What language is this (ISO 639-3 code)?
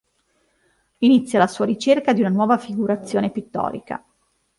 ita